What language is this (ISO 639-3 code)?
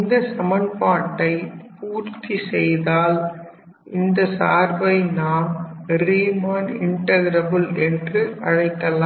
tam